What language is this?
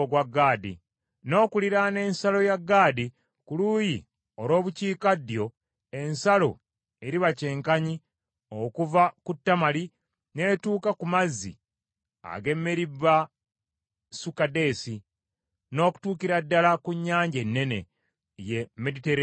Ganda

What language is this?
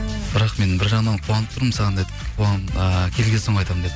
Kazakh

